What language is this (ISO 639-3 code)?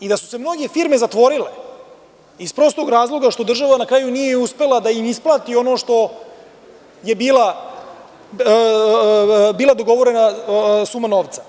srp